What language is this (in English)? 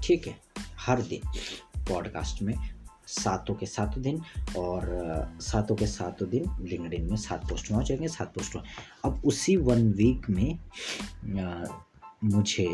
Hindi